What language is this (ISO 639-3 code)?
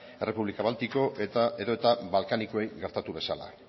eus